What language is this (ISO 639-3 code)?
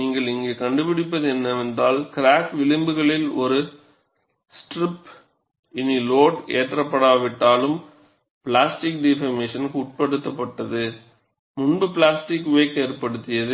tam